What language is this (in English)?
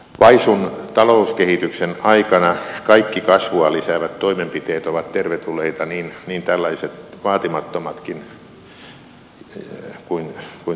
Finnish